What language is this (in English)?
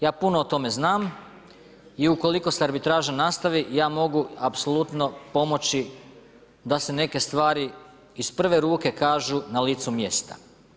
Croatian